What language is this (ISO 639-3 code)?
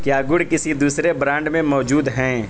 urd